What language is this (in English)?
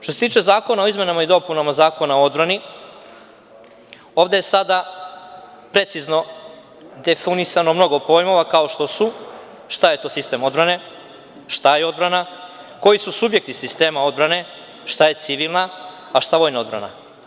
Serbian